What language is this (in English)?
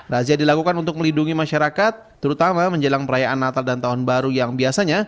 Indonesian